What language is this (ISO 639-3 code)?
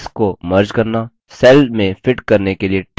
hin